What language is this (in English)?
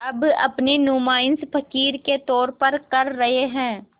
Hindi